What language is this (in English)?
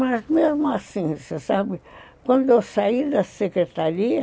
Portuguese